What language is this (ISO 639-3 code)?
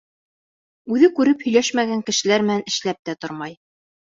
bak